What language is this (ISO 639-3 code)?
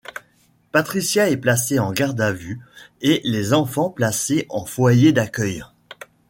fra